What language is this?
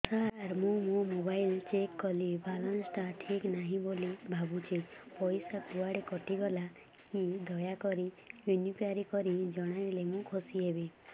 Odia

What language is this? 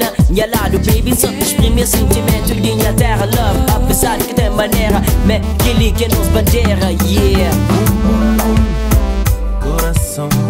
Romanian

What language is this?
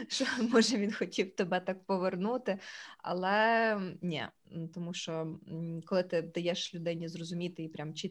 Ukrainian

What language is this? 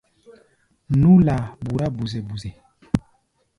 Gbaya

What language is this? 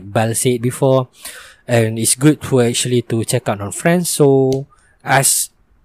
Malay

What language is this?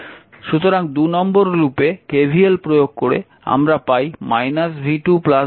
Bangla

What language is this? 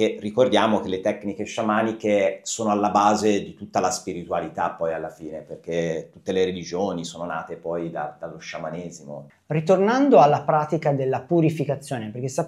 Italian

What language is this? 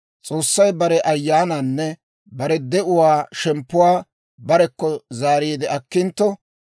Dawro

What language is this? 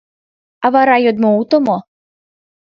Mari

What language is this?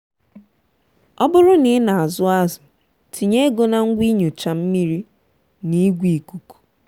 Igbo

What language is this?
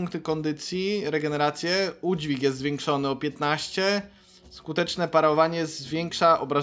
Polish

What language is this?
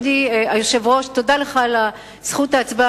Hebrew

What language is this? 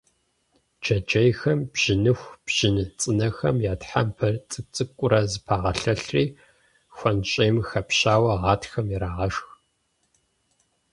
Kabardian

